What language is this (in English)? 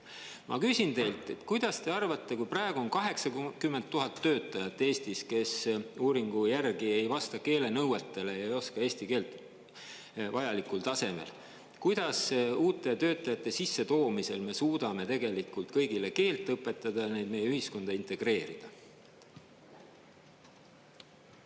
Estonian